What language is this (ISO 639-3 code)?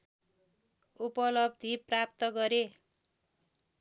nep